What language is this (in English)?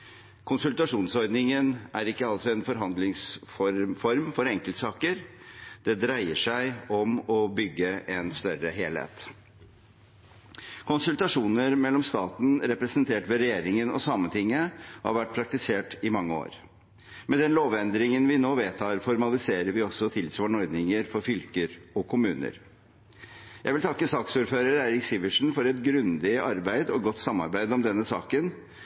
Norwegian Bokmål